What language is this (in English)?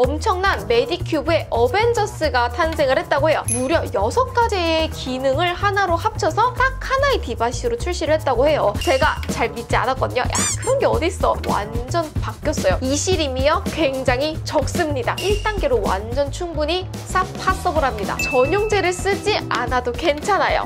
Korean